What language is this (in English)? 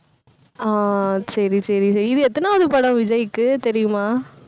Tamil